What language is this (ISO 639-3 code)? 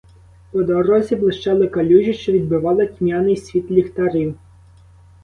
ukr